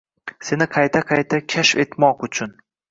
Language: Uzbek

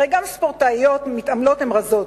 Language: Hebrew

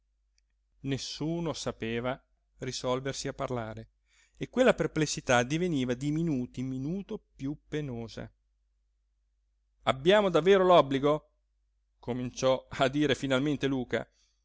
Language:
Italian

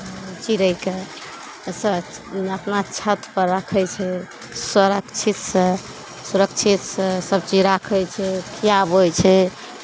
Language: Maithili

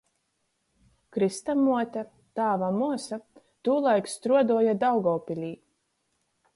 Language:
Latgalian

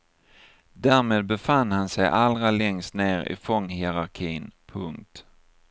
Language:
Swedish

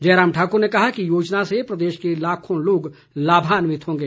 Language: Hindi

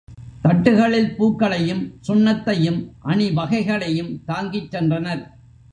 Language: Tamil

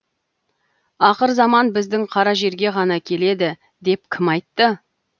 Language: Kazakh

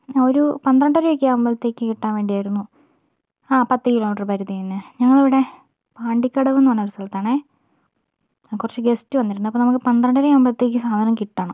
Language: Malayalam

